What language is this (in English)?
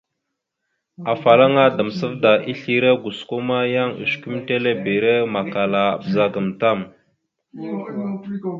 Mada (Cameroon)